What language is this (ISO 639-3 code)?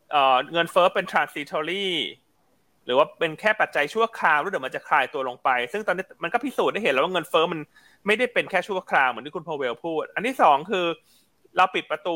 tha